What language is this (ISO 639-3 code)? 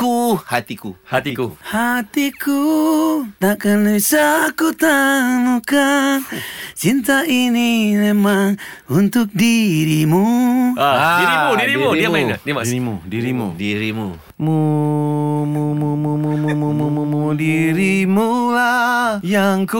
msa